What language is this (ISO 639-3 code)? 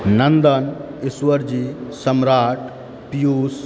mai